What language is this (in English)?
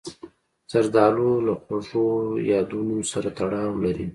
Pashto